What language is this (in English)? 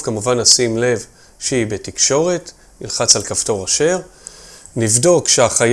Hebrew